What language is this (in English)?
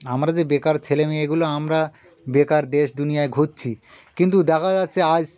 Bangla